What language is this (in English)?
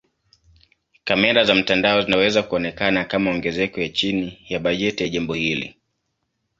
Swahili